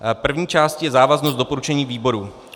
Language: Czech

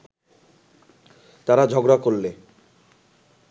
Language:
Bangla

